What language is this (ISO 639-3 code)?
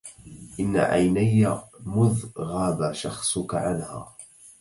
ara